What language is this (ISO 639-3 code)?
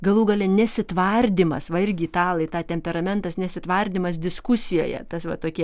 lit